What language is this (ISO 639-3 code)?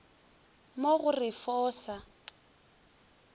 nso